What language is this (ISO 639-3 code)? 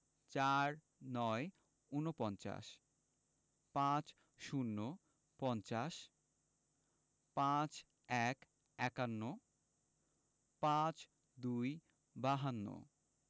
ben